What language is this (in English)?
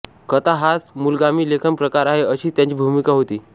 Marathi